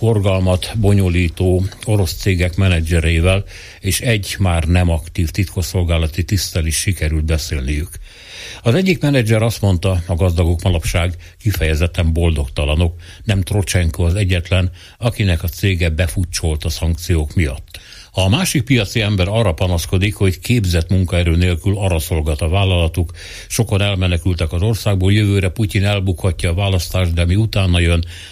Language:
Hungarian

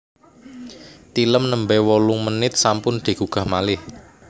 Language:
Javanese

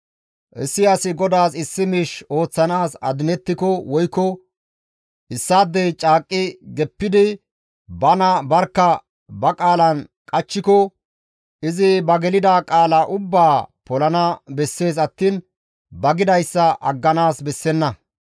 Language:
Gamo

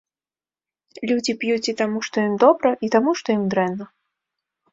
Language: Belarusian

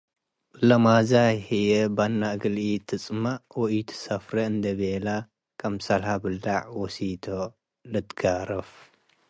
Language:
Tigre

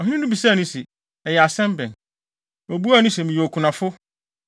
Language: Akan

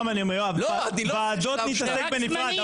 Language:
Hebrew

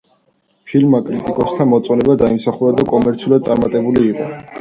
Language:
Georgian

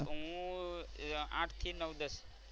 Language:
Gujarati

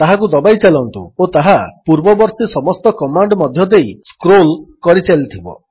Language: Odia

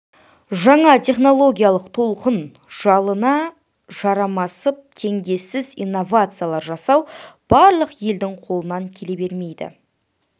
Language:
Kazakh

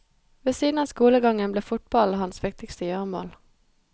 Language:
Norwegian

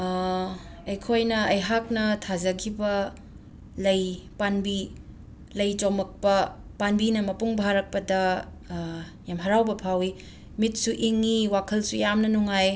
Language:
Manipuri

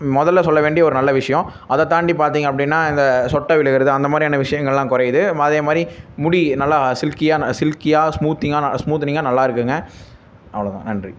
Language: Tamil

